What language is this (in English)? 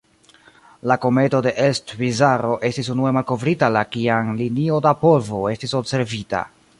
Esperanto